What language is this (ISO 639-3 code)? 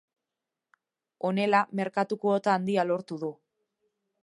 eus